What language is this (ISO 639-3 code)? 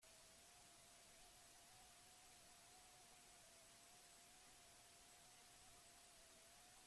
eus